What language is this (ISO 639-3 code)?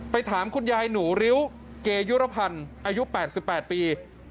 tha